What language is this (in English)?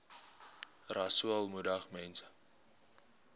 Afrikaans